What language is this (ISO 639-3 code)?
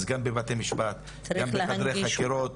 heb